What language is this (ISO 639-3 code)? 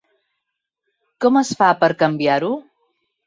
cat